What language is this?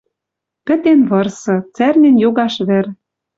Western Mari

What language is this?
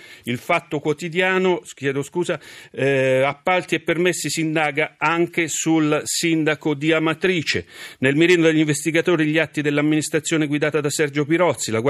Italian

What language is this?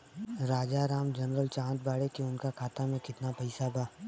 Bhojpuri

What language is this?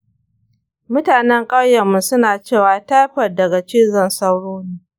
Hausa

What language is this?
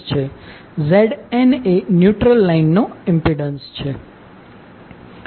Gujarati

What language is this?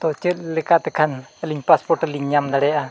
Santali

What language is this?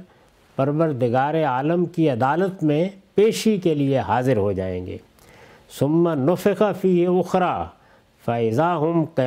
Urdu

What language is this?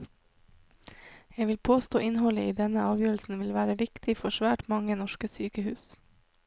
Norwegian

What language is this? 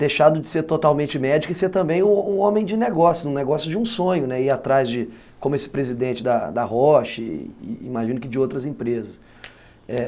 Portuguese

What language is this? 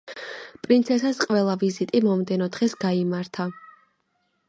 Georgian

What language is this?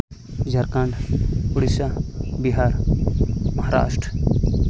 Santali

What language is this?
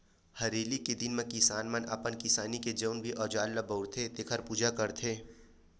Chhattisgarhi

